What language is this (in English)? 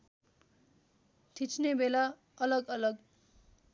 Nepali